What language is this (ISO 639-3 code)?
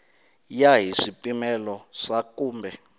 tso